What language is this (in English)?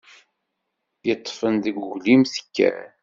Kabyle